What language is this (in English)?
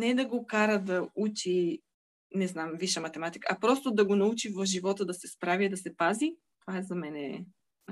Bulgarian